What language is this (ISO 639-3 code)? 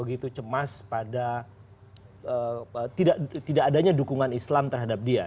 ind